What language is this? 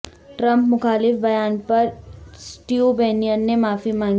Urdu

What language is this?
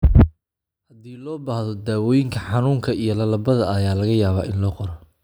Somali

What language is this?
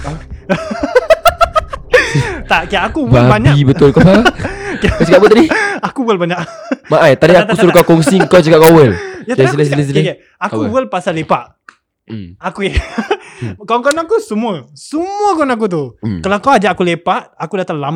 Malay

